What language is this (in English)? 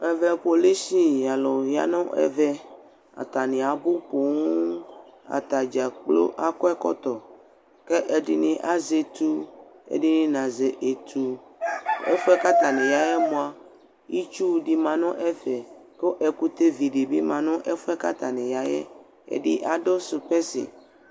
Ikposo